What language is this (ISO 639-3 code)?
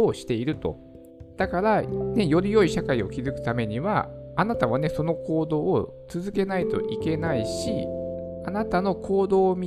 jpn